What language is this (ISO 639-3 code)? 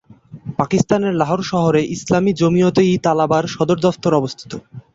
ben